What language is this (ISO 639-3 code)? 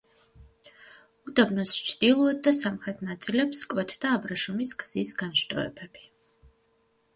kat